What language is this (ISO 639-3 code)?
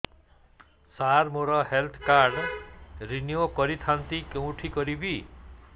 ori